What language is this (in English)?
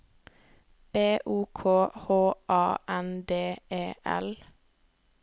Norwegian